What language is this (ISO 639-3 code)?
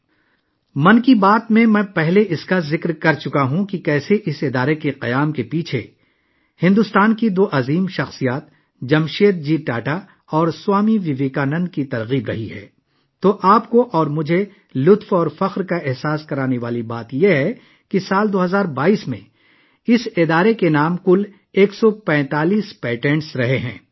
urd